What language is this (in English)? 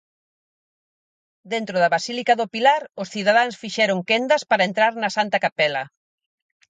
Galician